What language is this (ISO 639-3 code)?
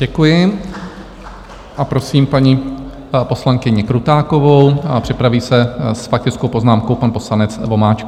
ces